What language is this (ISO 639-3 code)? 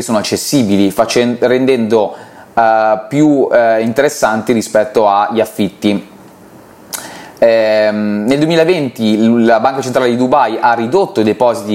ita